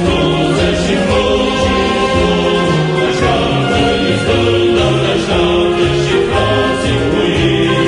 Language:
Romanian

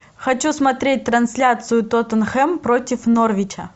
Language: Russian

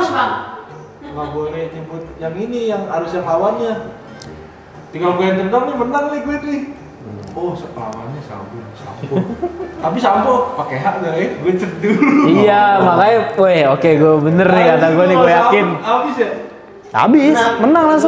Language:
Indonesian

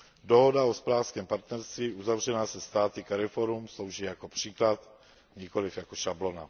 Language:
Czech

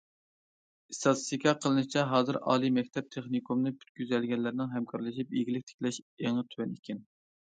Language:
Uyghur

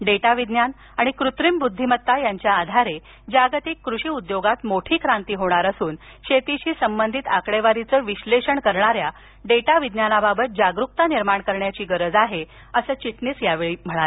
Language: Marathi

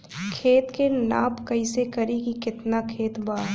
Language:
Bhojpuri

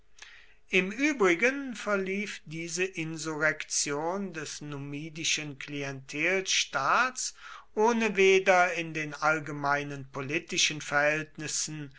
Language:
German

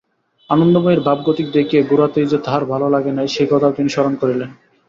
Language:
Bangla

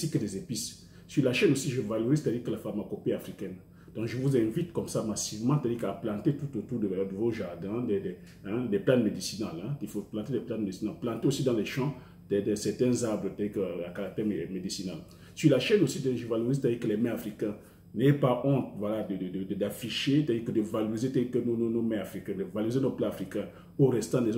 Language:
French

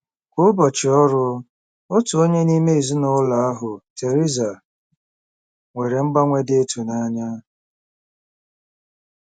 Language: Igbo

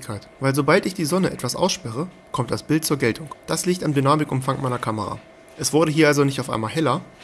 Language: German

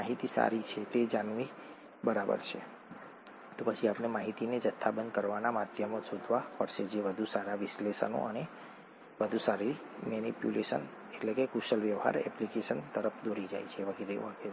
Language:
Gujarati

